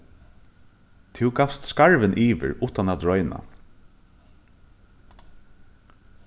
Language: Faroese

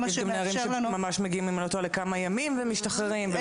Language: Hebrew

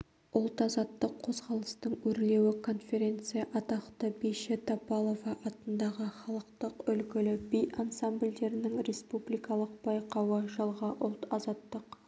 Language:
Kazakh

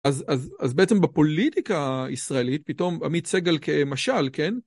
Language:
Hebrew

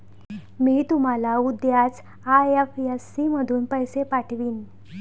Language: Marathi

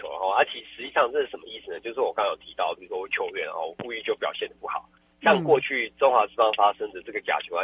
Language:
Chinese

